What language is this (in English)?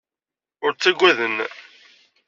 Kabyle